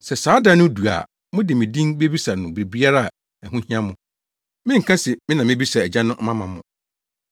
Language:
Akan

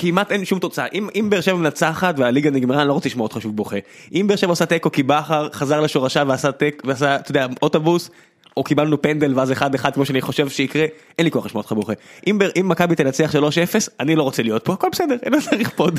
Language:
Hebrew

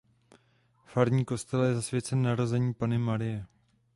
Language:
Czech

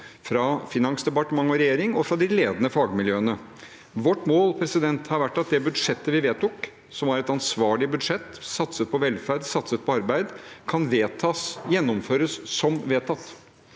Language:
Norwegian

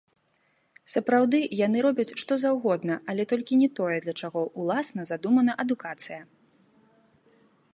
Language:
Belarusian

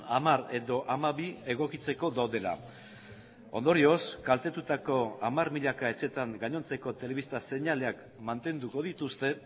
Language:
Basque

